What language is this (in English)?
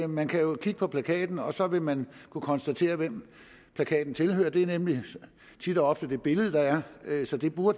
Danish